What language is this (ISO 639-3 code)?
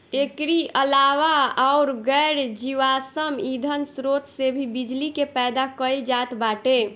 bho